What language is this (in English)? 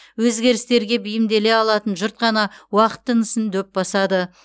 Kazakh